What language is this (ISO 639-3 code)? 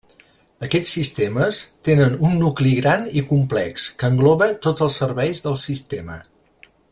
cat